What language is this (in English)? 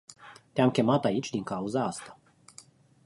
Romanian